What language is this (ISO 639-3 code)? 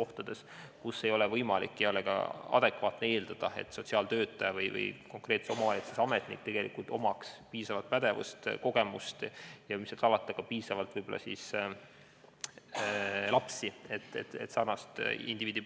est